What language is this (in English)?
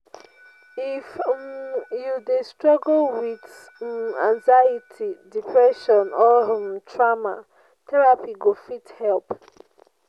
Nigerian Pidgin